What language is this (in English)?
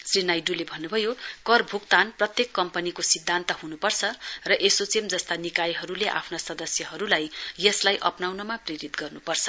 Nepali